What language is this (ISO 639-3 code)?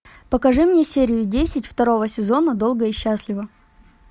rus